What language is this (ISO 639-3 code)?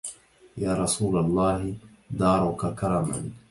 ara